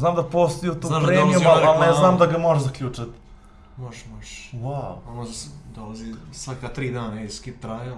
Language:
Bosnian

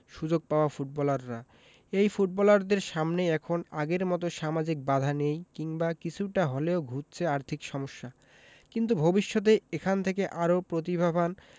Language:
Bangla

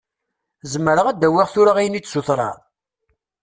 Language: Kabyle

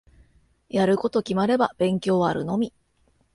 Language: Japanese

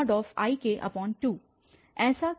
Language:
Hindi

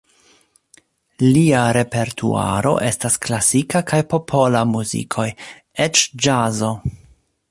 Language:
Esperanto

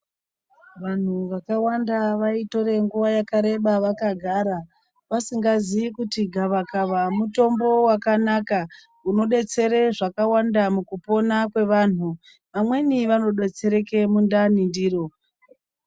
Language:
Ndau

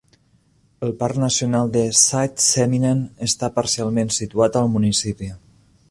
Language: Catalan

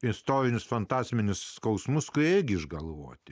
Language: Lithuanian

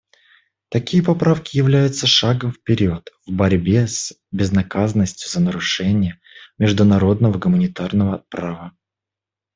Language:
Russian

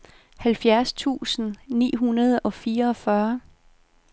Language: Danish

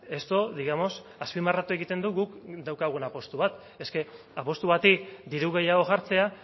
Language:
Basque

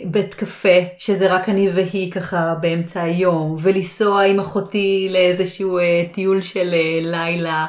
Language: Hebrew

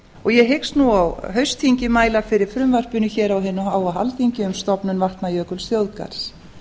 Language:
Icelandic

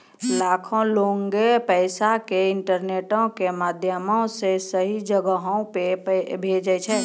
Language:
Maithili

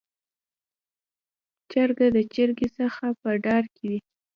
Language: Pashto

